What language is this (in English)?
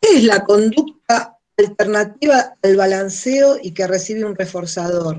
Spanish